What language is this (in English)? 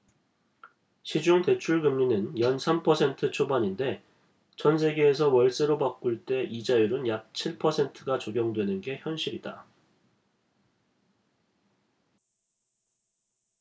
Korean